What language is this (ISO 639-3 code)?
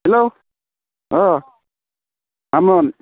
brx